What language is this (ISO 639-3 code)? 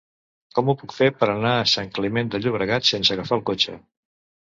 cat